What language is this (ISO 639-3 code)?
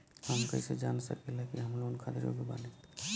bho